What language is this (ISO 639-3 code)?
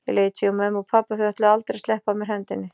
isl